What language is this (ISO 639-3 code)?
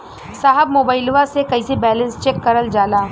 bho